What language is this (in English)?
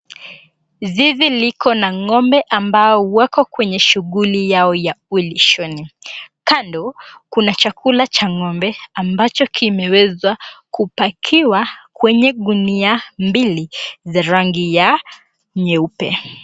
Swahili